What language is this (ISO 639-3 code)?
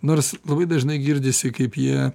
lit